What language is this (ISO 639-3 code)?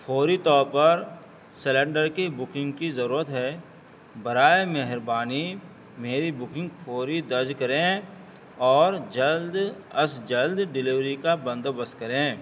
urd